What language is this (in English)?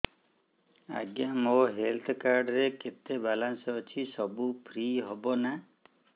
Odia